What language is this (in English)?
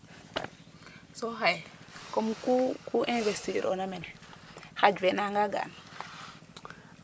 Serer